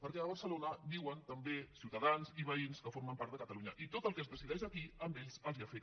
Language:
Catalan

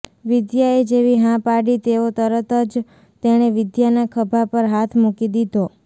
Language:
Gujarati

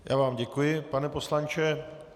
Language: Czech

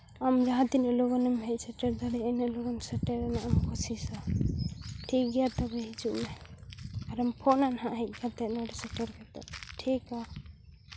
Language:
Santali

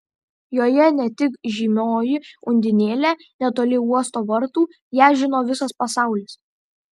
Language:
Lithuanian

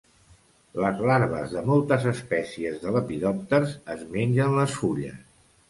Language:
Catalan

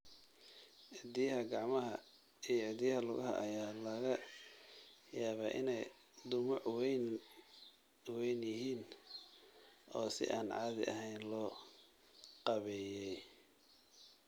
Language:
Somali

